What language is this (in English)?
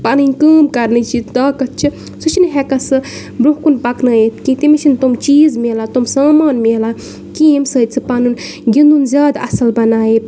Kashmiri